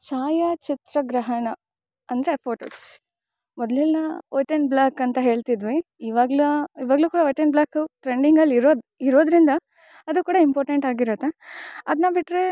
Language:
Kannada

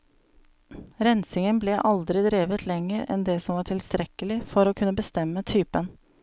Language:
Norwegian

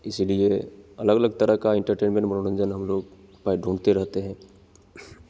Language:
Hindi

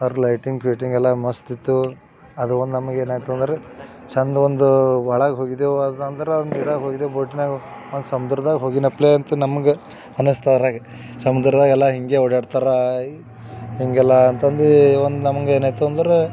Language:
Kannada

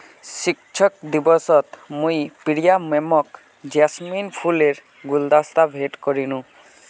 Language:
Magahi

